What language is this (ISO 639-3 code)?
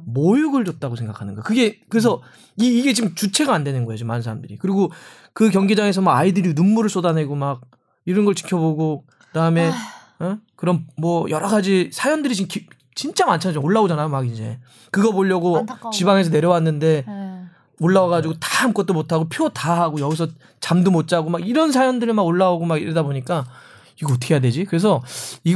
kor